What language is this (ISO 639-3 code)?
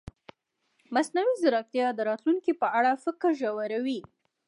pus